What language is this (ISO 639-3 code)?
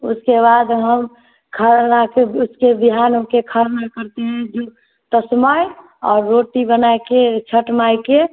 hin